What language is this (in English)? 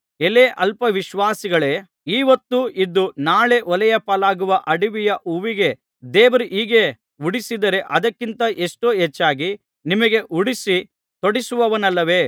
Kannada